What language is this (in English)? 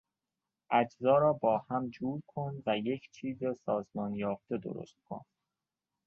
Persian